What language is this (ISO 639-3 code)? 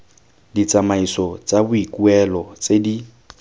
tsn